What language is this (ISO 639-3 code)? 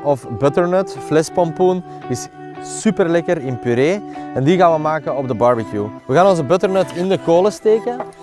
nld